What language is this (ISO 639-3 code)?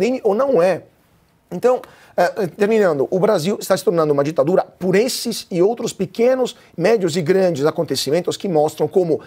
por